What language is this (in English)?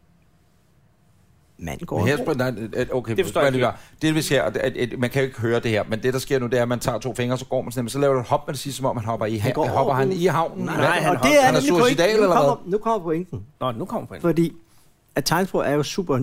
Danish